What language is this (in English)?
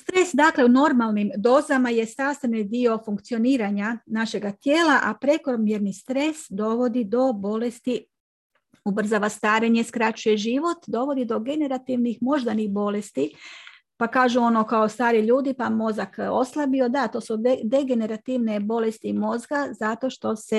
Croatian